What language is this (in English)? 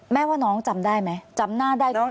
Thai